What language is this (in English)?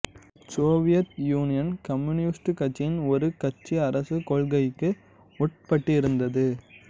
Tamil